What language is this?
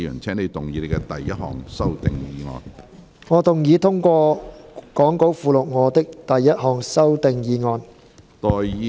Cantonese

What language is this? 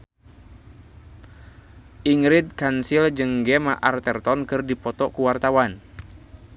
Sundanese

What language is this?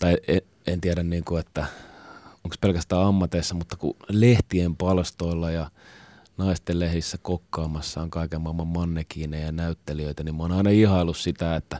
Finnish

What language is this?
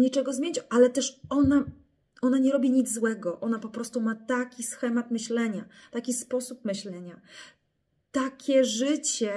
Polish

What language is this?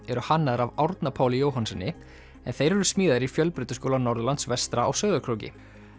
Icelandic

